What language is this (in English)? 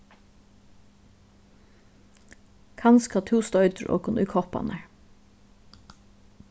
Faroese